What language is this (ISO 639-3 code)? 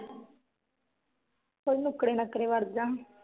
pan